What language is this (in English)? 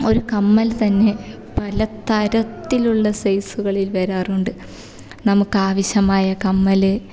Malayalam